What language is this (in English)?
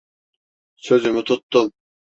Turkish